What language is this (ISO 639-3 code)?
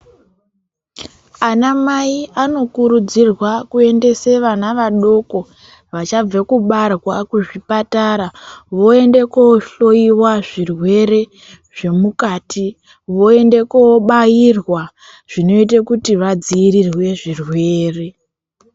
ndc